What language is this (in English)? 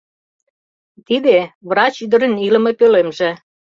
Mari